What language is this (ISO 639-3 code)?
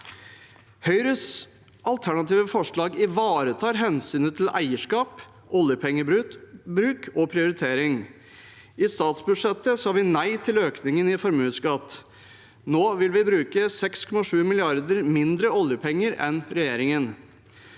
nor